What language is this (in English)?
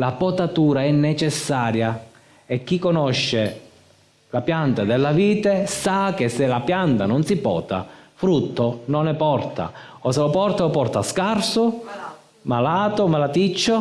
Italian